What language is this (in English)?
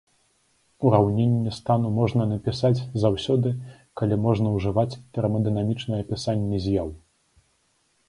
Belarusian